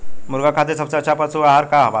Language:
Bhojpuri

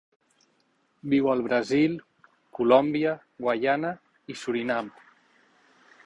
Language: Catalan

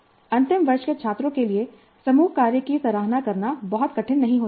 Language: Hindi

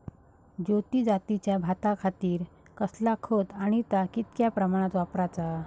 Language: Marathi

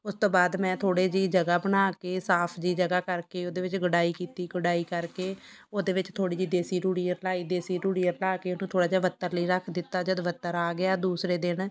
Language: Punjabi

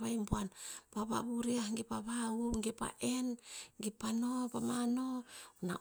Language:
Tinputz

